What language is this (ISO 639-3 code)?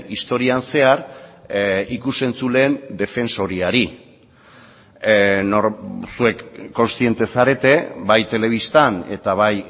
eus